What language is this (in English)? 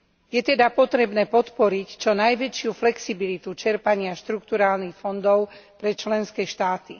Slovak